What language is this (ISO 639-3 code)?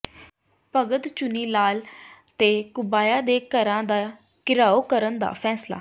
pan